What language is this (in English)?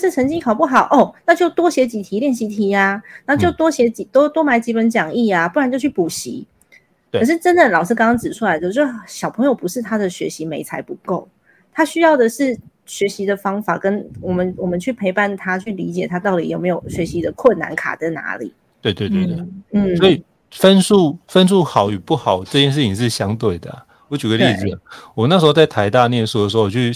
Chinese